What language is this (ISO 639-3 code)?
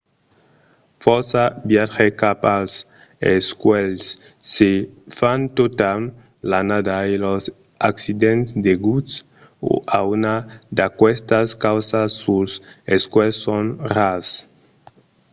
oci